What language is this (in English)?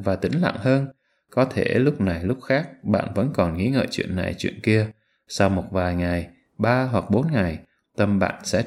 Vietnamese